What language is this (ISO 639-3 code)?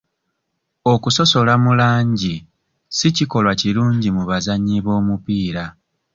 lug